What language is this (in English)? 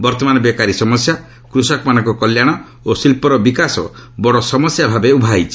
Odia